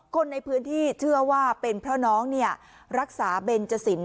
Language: Thai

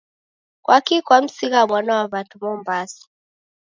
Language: Taita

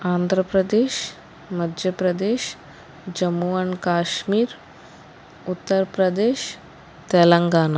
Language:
Telugu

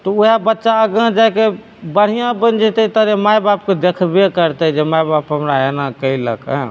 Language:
Maithili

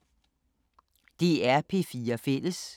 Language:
Danish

